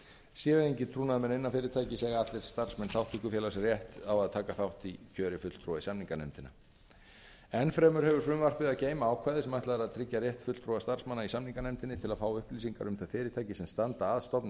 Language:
Icelandic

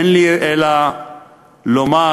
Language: Hebrew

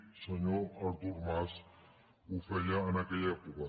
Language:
Catalan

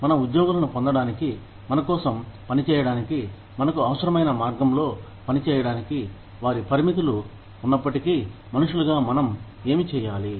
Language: Telugu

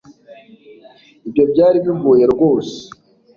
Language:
Kinyarwanda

